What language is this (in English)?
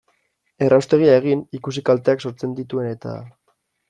Basque